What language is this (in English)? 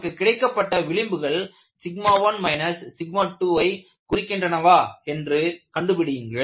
Tamil